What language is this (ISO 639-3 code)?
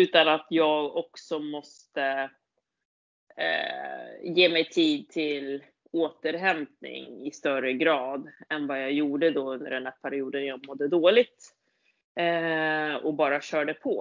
swe